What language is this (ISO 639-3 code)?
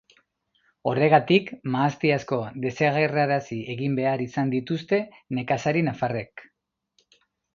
eus